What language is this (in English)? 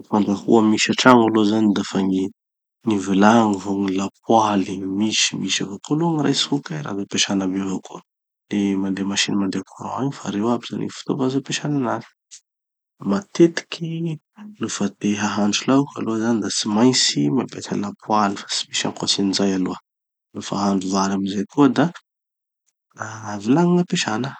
Tanosy Malagasy